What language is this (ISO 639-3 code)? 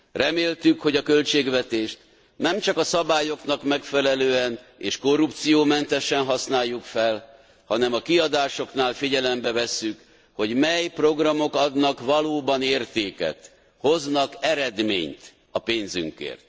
hun